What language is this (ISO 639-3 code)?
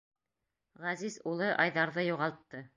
bak